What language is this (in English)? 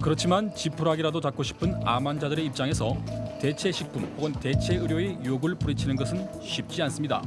Korean